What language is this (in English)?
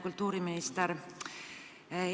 Estonian